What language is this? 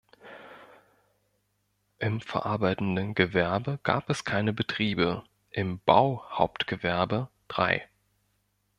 German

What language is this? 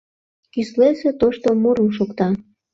Mari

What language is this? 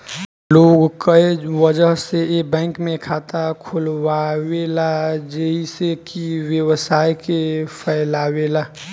Bhojpuri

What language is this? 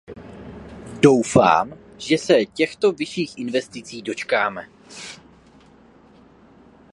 Czech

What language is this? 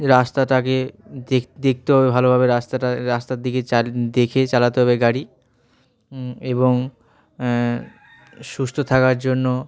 Bangla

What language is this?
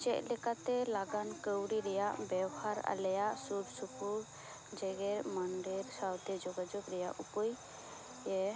Santali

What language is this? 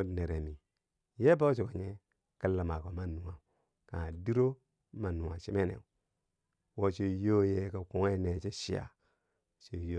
Bangwinji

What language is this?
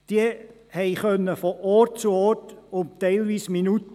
Swiss German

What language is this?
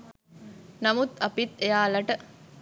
Sinhala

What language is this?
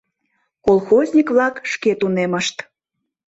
Mari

